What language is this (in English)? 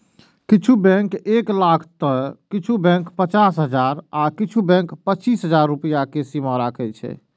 Maithili